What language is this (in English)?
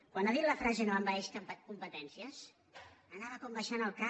Catalan